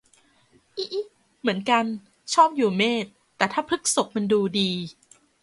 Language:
Thai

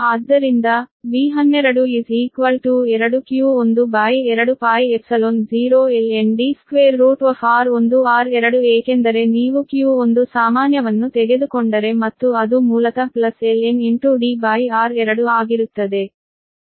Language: Kannada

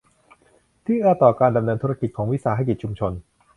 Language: Thai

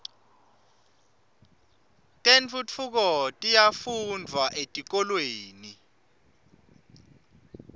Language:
Swati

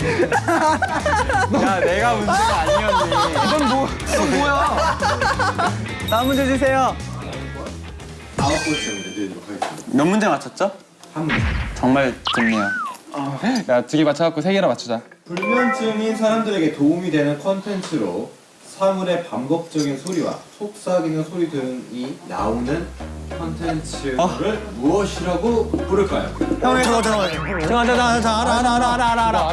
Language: Korean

